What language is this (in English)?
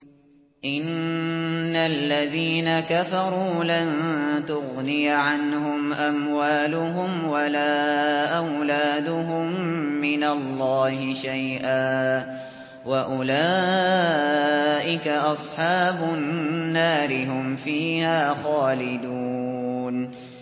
Arabic